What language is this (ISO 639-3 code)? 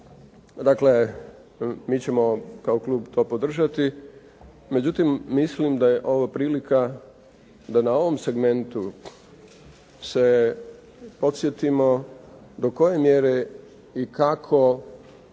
hrv